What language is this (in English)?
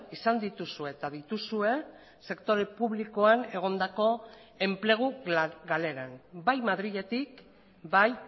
Basque